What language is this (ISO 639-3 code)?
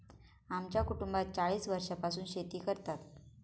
mar